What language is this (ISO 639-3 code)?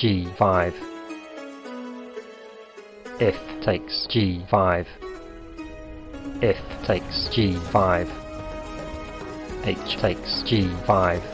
eng